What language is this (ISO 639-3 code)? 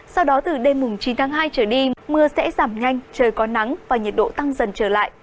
vie